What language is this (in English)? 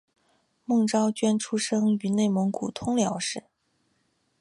Chinese